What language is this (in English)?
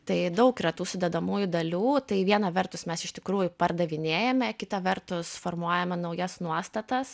Lithuanian